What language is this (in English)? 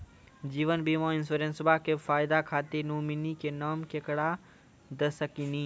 Maithili